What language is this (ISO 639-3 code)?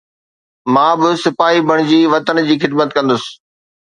snd